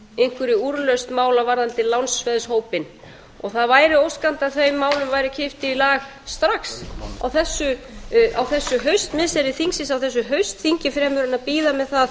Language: Icelandic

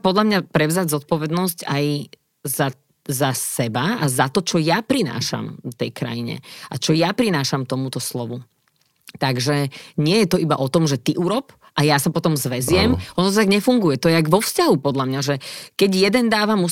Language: Slovak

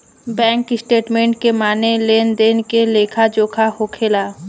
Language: Bhojpuri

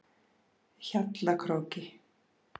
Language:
Icelandic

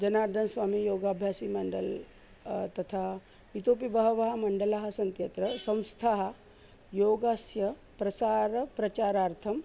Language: Sanskrit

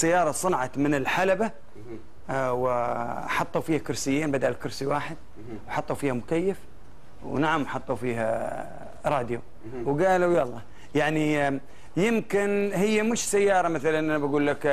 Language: Arabic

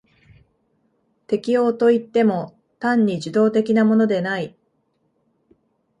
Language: Japanese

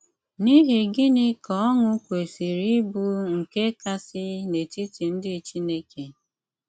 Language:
Igbo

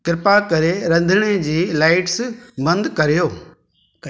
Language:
Sindhi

